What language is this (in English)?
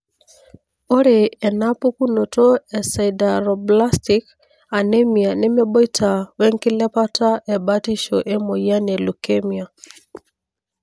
Masai